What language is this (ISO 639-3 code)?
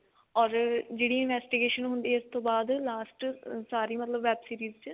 pan